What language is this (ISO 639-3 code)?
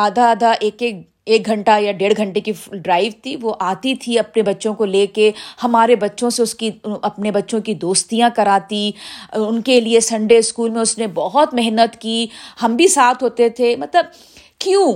urd